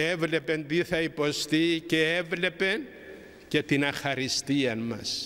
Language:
Greek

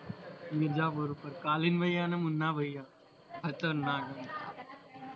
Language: Gujarati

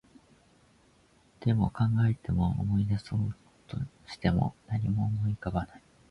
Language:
Japanese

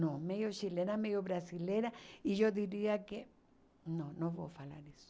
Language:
Portuguese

